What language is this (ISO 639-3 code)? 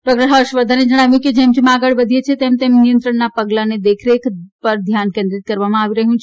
guj